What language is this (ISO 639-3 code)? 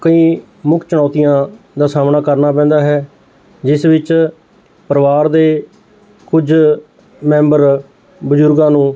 pan